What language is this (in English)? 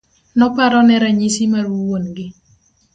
Luo (Kenya and Tanzania)